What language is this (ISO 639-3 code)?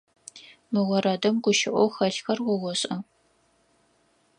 ady